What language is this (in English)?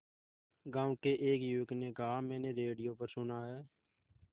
Hindi